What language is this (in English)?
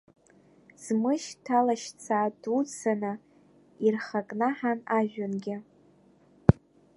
Abkhazian